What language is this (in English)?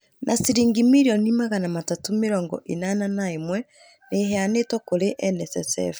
Kikuyu